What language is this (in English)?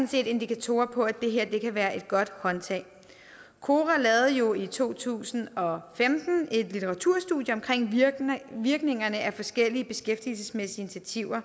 Danish